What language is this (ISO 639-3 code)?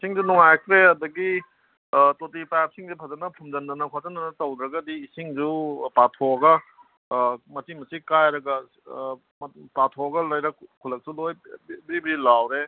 mni